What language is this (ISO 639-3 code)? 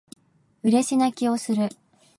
jpn